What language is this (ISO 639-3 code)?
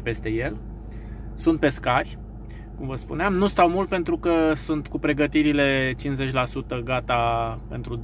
ron